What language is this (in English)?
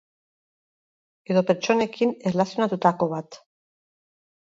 Basque